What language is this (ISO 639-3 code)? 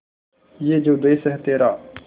hin